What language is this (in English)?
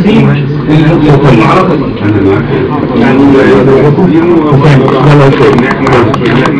Arabic